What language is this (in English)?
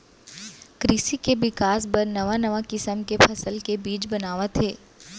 Chhattisgarhi